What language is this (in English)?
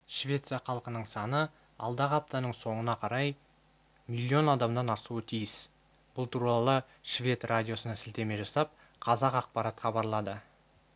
Kazakh